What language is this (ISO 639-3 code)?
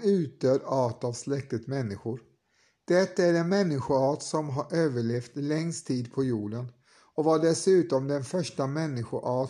swe